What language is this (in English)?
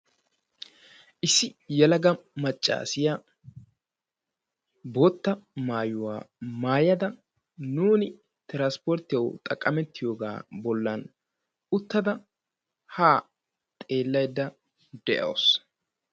Wolaytta